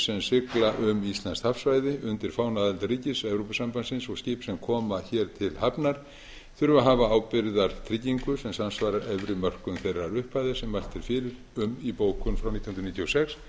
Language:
Icelandic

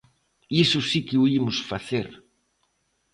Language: Galician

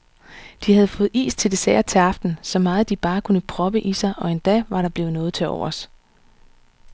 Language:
Danish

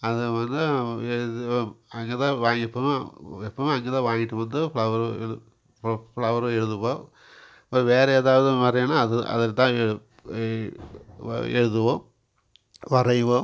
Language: Tamil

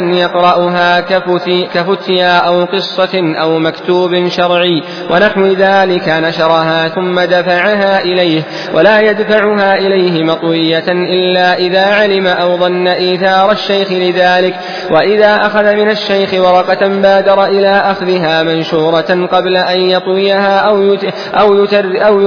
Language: Arabic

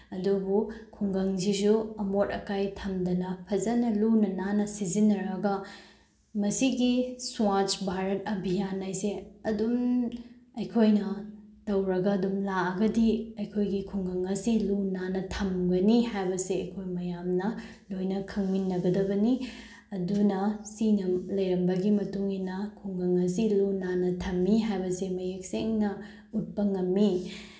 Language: Manipuri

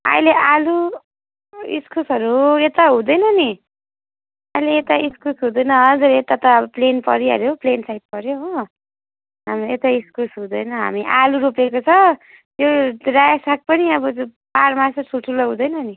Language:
Nepali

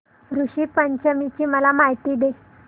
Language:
Marathi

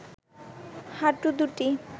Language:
Bangla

